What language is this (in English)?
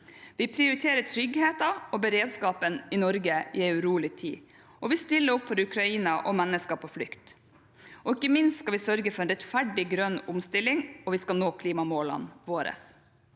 Norwegian